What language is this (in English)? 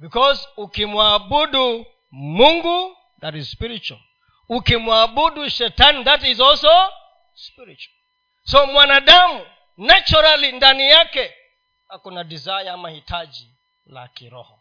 Swahili